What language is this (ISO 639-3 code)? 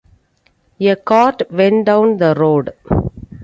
eng